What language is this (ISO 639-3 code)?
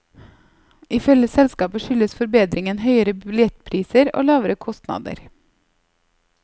nor